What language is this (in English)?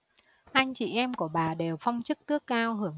Vietnamese